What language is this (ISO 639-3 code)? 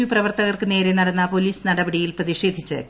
mal